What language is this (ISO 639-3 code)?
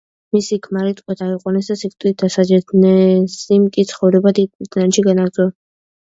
kat